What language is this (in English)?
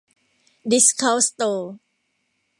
Thai